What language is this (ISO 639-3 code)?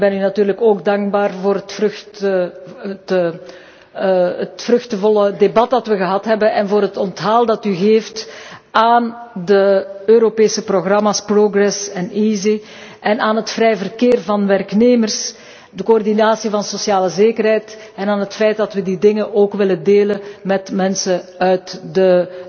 nld